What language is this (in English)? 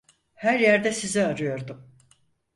Turkish